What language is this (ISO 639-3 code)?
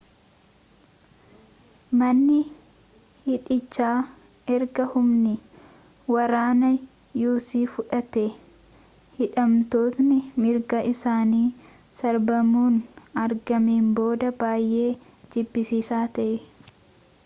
orm